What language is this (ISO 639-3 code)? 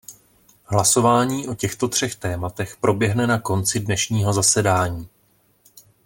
ces